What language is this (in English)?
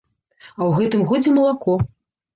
Belarusian